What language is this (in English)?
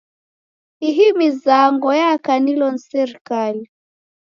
Taita